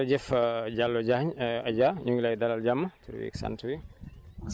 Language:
Wolof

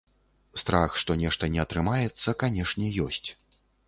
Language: Belarusian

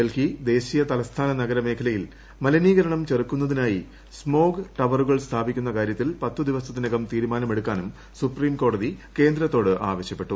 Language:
Malayalam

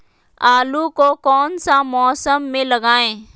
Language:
Magahi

